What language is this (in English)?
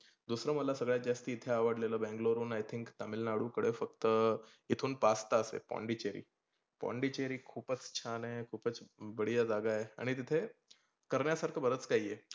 Marathi